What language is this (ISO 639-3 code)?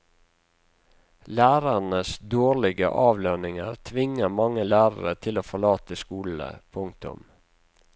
nor